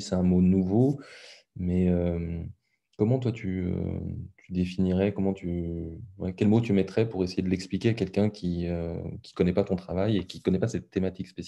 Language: French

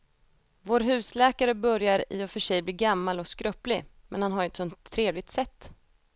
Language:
Swedish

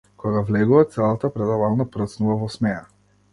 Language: Macedonian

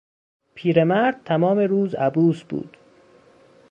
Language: Persian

